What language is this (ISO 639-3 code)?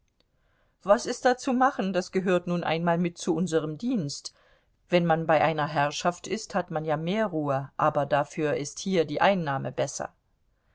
deu